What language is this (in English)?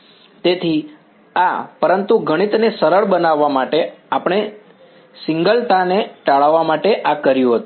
Gujarati